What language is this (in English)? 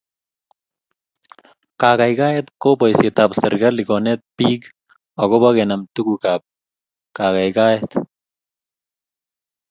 Kalenjin